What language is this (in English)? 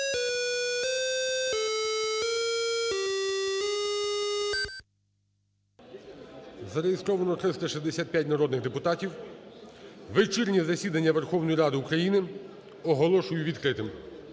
Ukrainian